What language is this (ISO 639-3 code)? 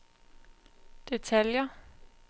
dan